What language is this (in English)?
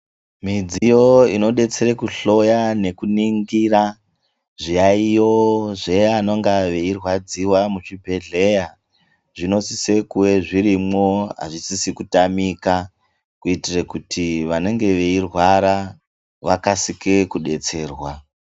Ndau